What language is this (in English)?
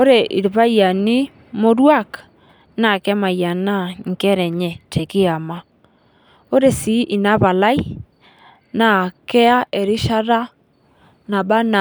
Masai